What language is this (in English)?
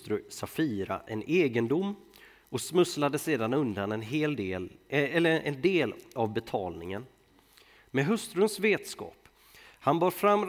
Swedish